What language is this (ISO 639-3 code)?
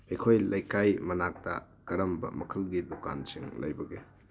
mni